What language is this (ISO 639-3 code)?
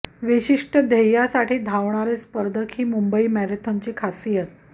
mar